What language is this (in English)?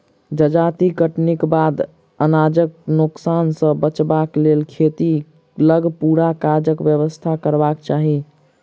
Maithili